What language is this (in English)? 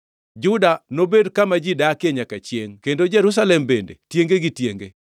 Luo (Kenya and Tanzania)